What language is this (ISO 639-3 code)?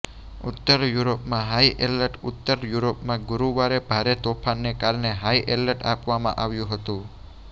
guj